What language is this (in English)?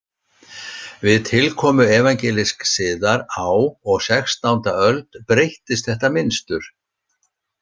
Icelandic